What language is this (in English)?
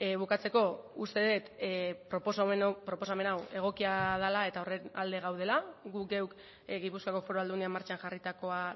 Basque